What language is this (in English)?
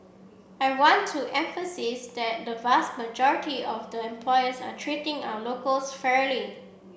English